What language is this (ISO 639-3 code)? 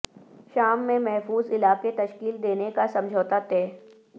urd